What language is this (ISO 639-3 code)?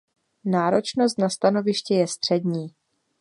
ces